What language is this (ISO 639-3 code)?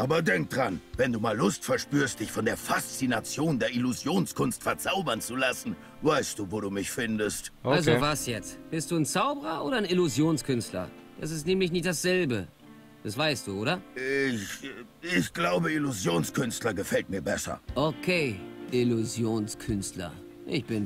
deu